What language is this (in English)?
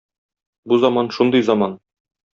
Tatar